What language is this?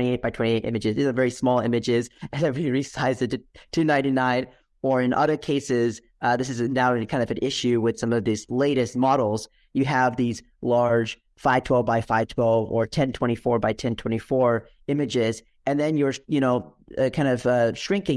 English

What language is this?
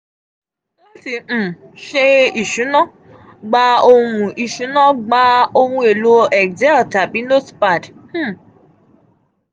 Yoruba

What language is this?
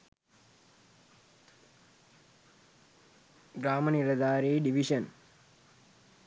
Sinhala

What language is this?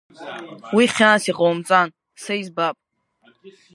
Abkhazian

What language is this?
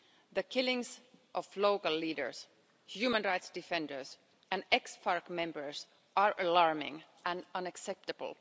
English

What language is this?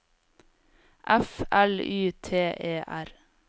Norwegian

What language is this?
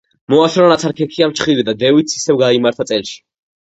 Georgian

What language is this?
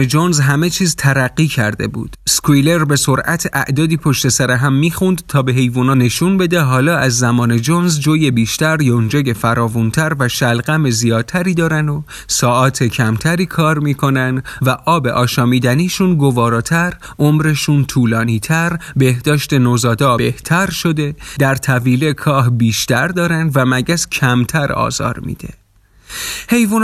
Persian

